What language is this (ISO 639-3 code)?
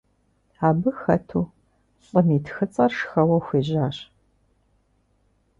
kbd